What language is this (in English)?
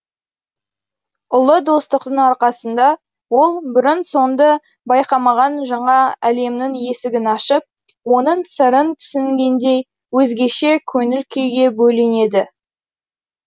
Kazakh